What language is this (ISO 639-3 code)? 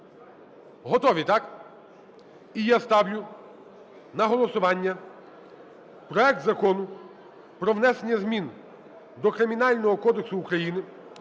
ukr